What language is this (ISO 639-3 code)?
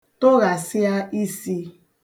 ibo